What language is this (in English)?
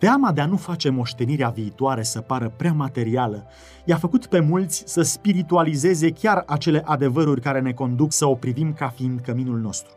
Romanian